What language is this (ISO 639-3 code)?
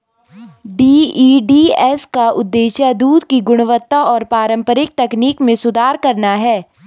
hin